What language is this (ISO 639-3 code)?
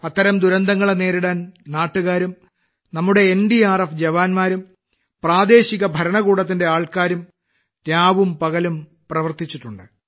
mal